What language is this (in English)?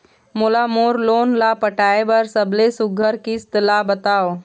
Chhattisgarhi